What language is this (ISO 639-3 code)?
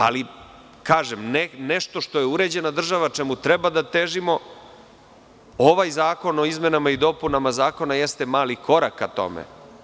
srp